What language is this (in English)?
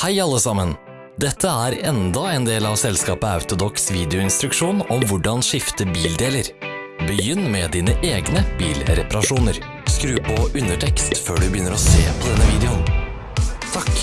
Norwegian